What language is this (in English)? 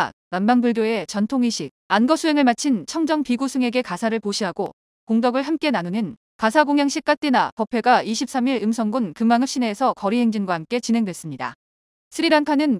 Korean